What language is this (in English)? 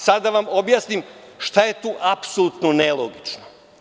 Serbian